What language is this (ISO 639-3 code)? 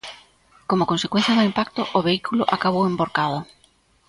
glg